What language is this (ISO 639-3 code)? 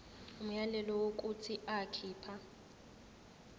zul